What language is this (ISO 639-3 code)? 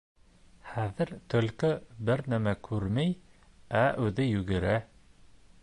bak